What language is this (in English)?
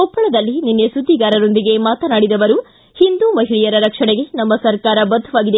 Kannada